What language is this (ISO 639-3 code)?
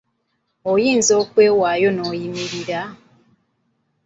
lug